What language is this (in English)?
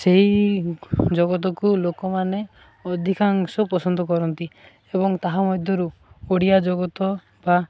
Odia